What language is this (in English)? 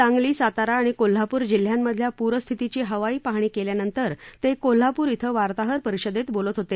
Marathi